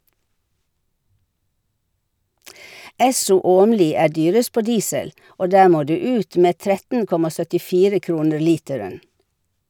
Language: Norwegian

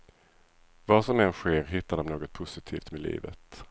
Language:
Swedish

